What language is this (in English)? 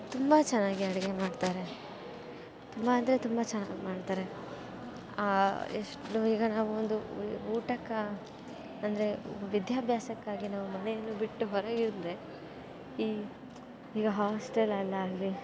Kannada